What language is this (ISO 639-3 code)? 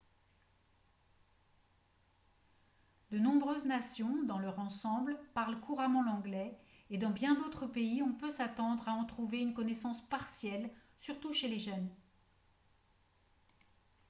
fra